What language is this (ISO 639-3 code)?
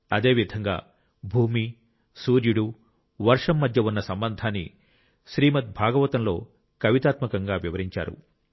tel